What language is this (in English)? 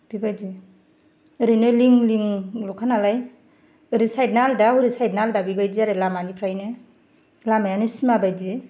Bodo